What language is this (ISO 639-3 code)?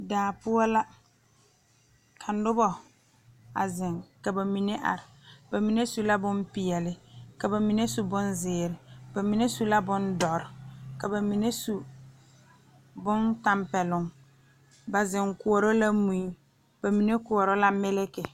dga